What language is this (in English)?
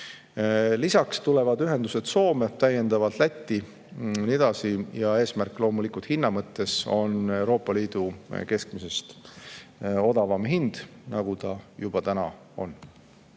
Estonian